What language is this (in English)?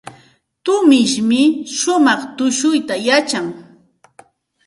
Santa Ana de Tusi Pasco Quechua